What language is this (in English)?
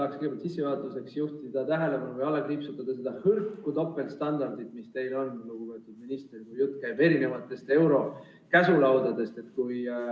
Estonian